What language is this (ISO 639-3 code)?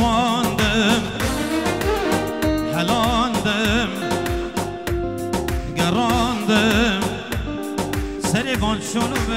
ara